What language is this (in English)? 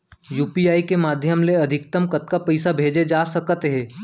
Chhattisgarhi